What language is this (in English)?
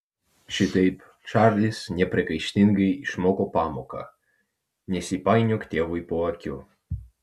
Lithuanian